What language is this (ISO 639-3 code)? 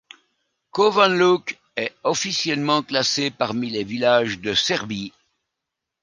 fra